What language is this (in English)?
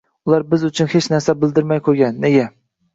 Uzbek